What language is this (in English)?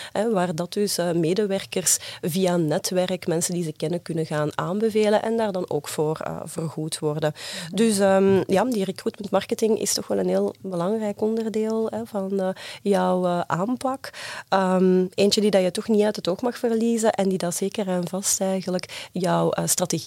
Dutch